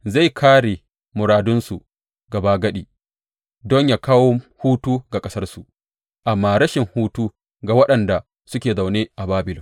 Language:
Hausa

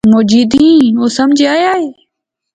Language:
Pahari-Potwari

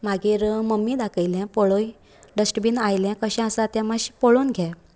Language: Konkani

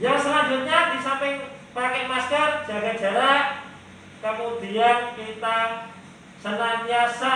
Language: Indonesian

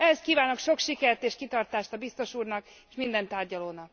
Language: Hungarian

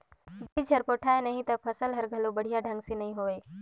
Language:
Chhattisgarhi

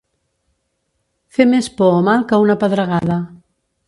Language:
Catalan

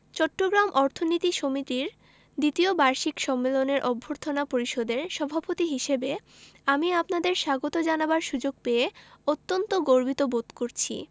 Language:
Bangla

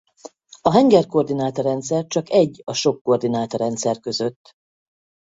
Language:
Hungarian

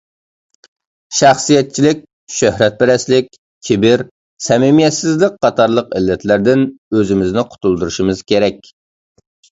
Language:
Uyghur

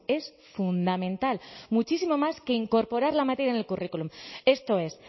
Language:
Spanish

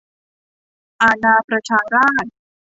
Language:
Thai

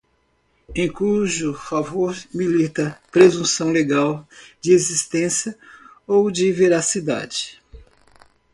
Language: Portuguese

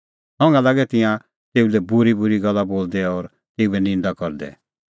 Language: Kullu Pahari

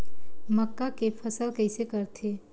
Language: Chhattisgarhi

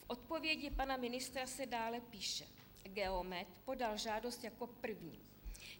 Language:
Czech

